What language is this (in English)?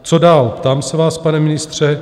Czech